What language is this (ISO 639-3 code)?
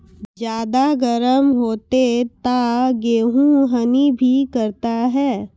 mai